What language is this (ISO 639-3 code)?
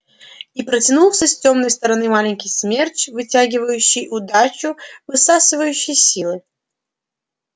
rus